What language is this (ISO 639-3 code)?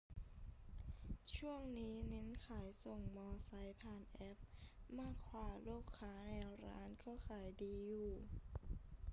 tha